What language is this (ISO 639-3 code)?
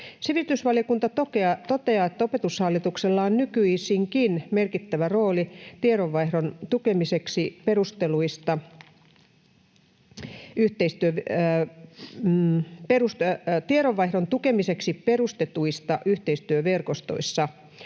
fin